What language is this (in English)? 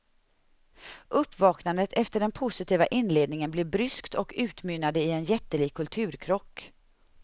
Swedish